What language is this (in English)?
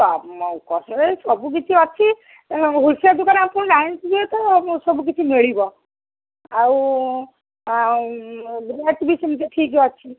Odia